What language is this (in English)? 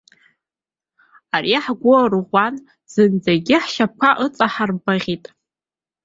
Abkhazian